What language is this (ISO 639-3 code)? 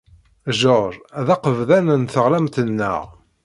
kab